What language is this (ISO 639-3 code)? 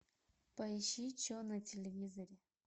rus